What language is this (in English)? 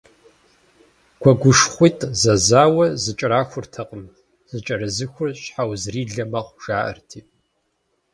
Kabardian